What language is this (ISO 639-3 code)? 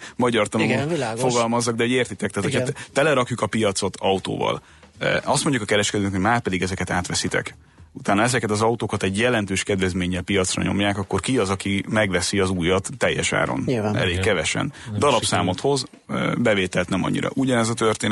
hun